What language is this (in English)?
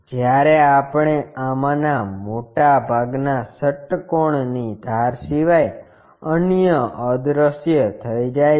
Gujarati